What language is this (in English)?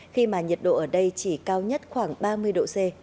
Vietnamese